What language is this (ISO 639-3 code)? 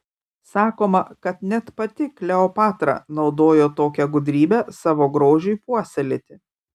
lit